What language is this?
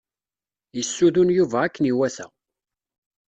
Kabyle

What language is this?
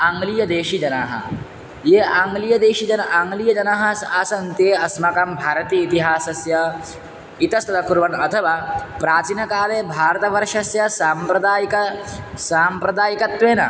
Sanskrit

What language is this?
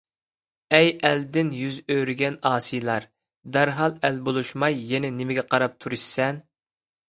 Uyghur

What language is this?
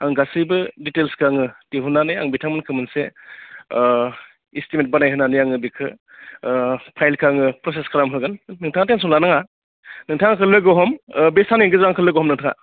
Bodo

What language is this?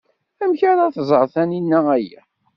Kabyle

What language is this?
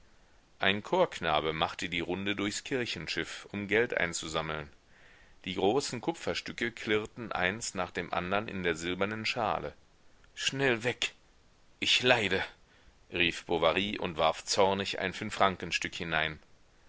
German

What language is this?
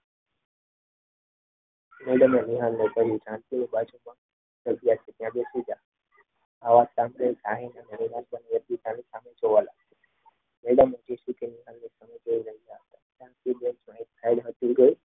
Gujarati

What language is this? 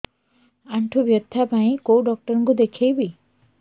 Odia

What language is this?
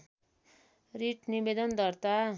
Nepali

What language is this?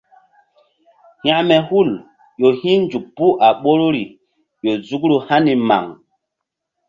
Mbum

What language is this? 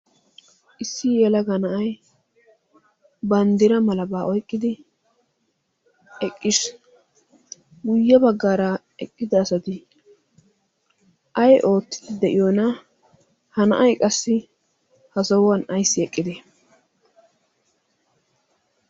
Wolaytta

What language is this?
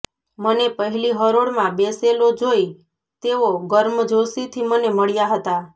Gujarati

